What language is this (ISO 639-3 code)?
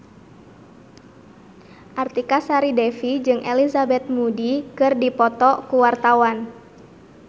sun